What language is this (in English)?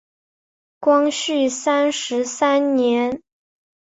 Chinese